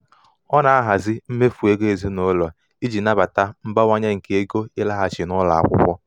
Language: Igbo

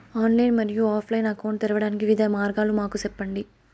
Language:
Telugu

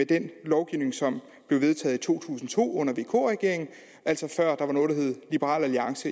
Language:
Danish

